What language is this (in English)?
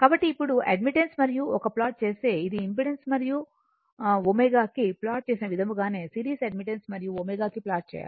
Telugu